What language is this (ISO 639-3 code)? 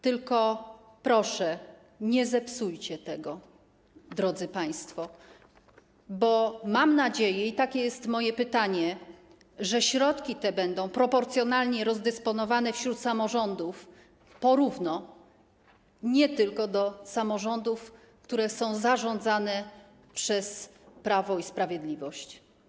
pol